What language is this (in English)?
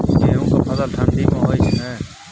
Maithili